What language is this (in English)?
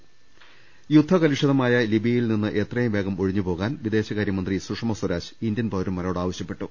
Malayalam